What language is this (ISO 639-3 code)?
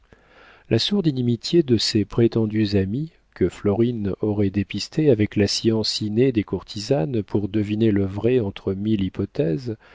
fra